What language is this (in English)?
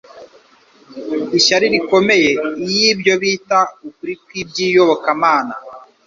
Kinyarwanda